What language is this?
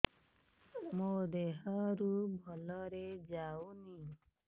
Odia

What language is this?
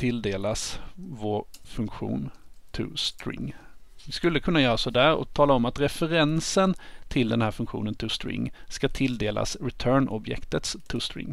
Swedish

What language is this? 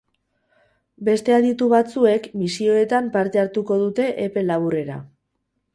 Basque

